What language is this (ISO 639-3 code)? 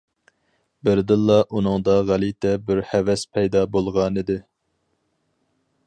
uig